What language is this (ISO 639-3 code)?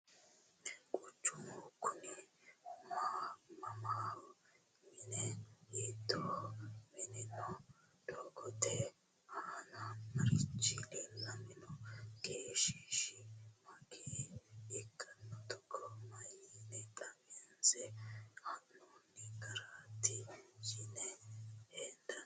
sid